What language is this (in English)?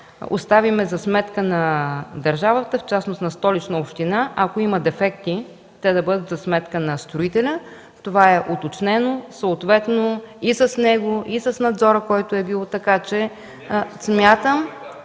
Bulgarian